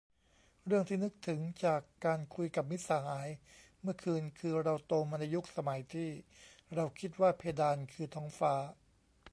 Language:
Thai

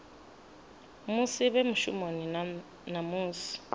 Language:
Venda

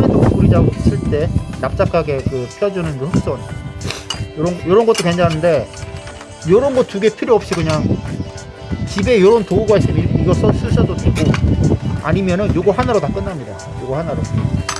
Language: Korean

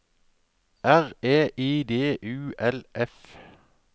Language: Norwegian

